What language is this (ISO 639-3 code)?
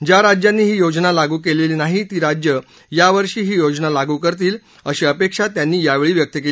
mar